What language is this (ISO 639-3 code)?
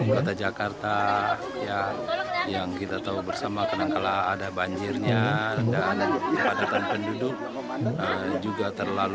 ind